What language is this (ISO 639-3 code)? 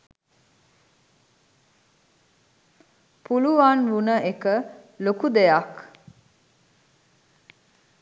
sin